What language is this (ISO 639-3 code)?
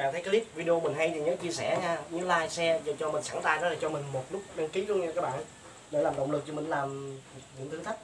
vie